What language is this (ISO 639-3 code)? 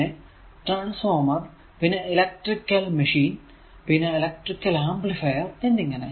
mal